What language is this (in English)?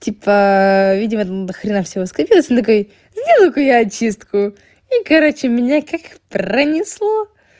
Russian